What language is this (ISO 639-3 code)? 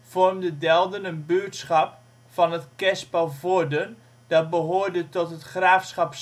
nld